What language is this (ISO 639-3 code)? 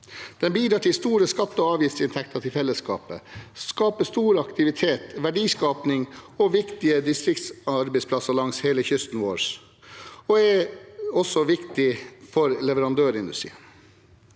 nor